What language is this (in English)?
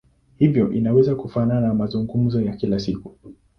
Swahili